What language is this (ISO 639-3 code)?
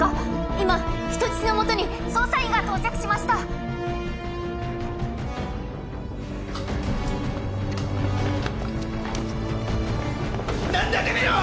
jpn